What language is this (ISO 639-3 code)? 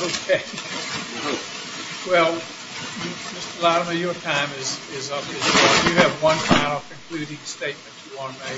eng